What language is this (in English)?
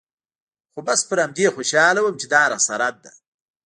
Pashto